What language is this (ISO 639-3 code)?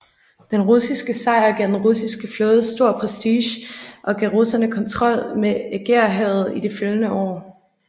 dan